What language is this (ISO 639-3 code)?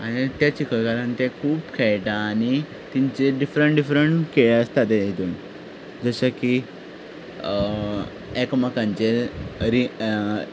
kok